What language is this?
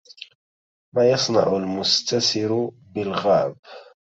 Arabic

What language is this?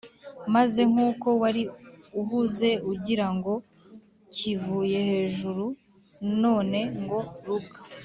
Kinyarwanda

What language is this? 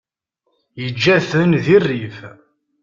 Kabyle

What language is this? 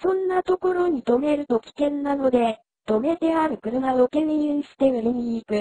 Japanese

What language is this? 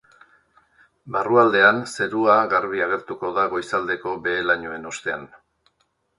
Basque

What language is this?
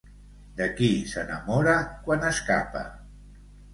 Catalan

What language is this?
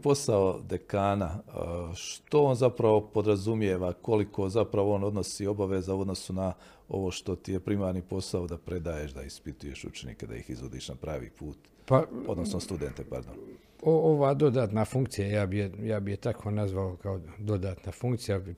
Croatian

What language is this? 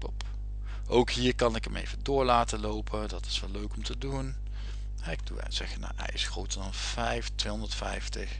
Dutch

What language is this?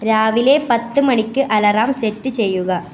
Malayalam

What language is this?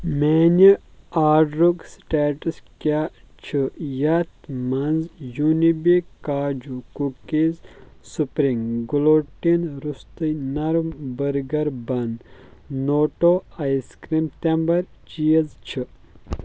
Kashmiri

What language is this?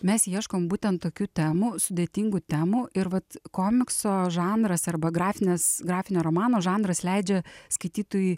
Lithuanian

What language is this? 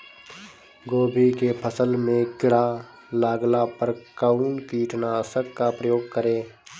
Bhojpuri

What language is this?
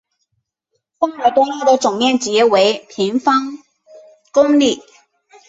Chinese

